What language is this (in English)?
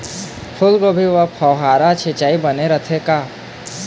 Chhattisgarhi